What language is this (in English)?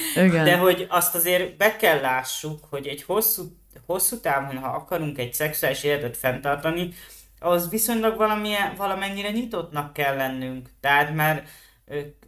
Hungarian